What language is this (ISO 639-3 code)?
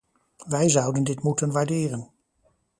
nld